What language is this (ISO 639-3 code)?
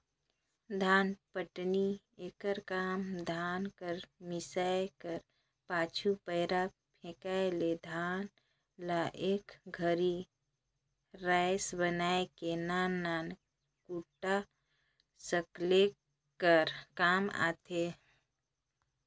hne